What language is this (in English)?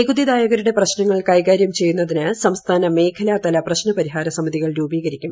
Malayalam